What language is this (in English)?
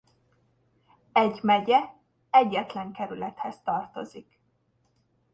Hungarian